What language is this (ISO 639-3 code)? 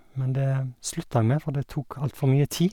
nor